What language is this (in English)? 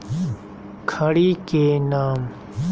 Magahi